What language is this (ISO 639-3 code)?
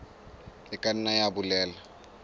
sot